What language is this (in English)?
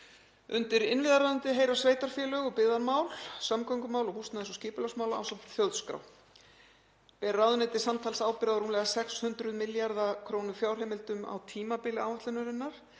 Icelandic